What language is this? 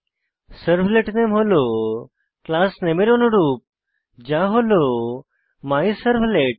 Bangla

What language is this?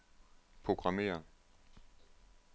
Danish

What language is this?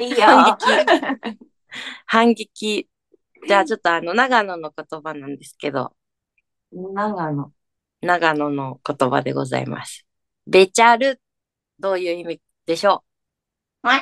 Japanese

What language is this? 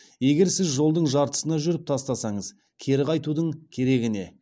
Kazakh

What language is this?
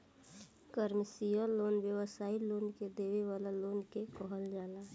Bhojpuri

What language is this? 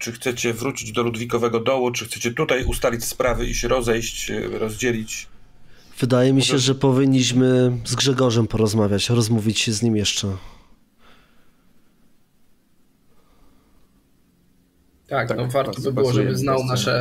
Polish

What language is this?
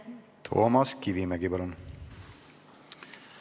Estonian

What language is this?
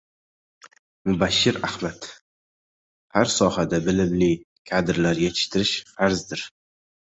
Uzbek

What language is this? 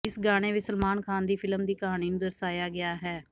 Punjabi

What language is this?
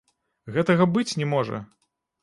Belarusian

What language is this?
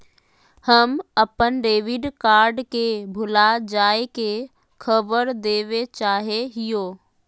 Magahi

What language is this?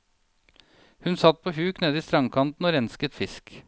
Norwegian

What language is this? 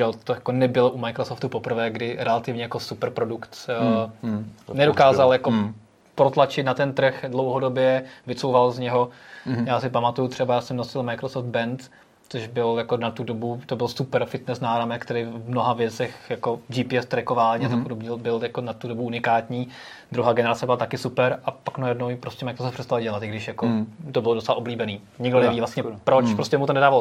Czech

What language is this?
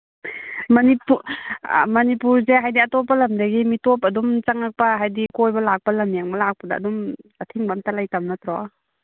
Manipuri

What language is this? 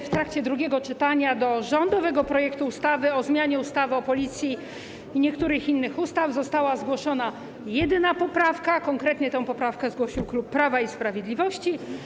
Polish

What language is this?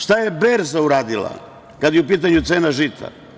Serbian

